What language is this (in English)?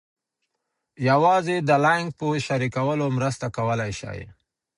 Pashto